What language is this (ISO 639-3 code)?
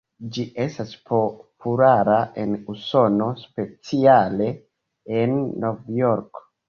epo